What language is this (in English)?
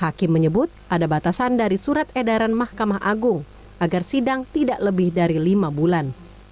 Indonesian